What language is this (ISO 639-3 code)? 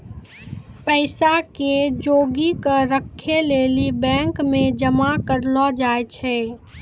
mai